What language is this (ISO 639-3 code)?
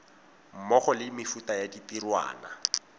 tsn